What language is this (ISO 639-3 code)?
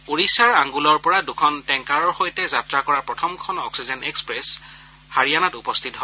asm